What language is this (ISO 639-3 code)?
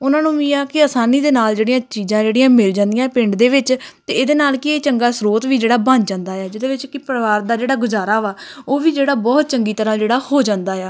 pan